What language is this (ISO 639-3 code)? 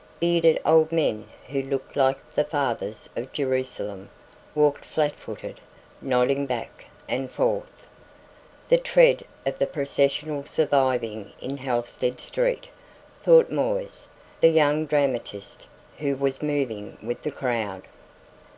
eng